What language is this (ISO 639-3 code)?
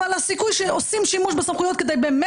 heb